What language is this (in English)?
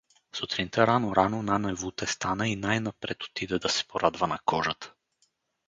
Bulgarian